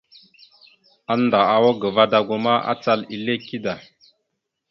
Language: Mada (Cameroon)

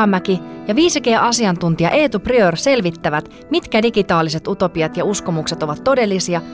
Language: Finnish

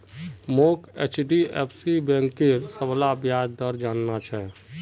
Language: Magahi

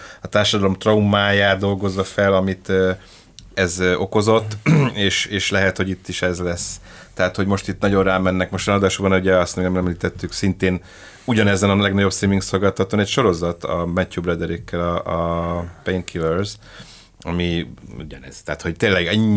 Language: Hungarian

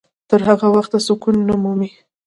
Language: Pashto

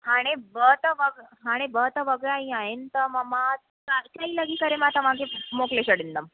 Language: Sindhi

